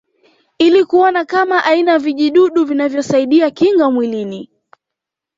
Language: Swahili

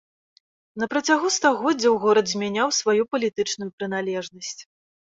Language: Belarusian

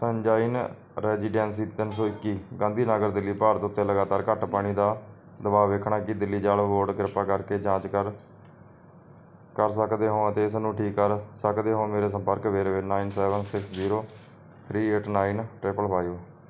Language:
Punjabi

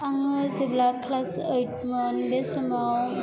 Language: Bodo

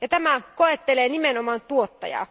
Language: Finnish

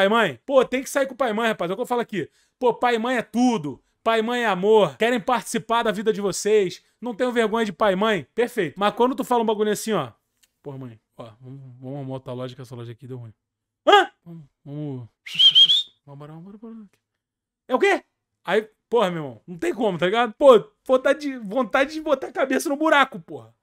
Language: Portuguese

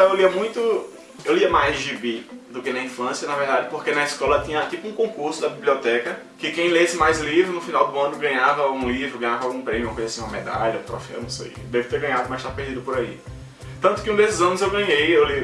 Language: Portuguese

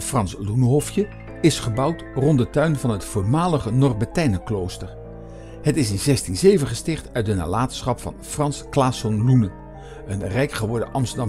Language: Dutch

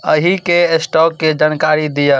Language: Maithili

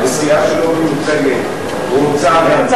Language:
Hebrew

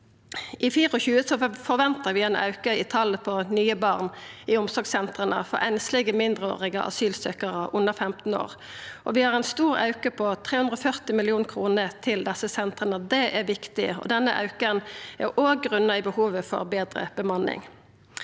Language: Norwegian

